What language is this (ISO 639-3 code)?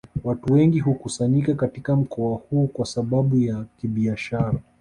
swa